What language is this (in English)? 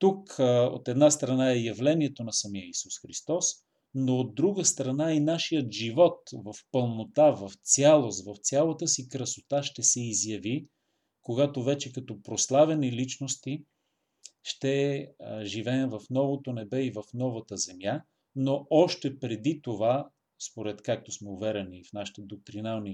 Bulgarian